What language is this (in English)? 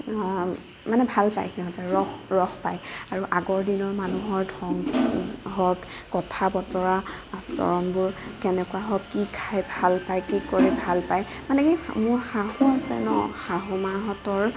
Assamese